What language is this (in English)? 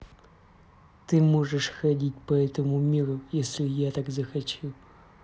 Russian